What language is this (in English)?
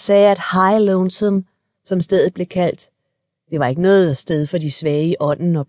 Danish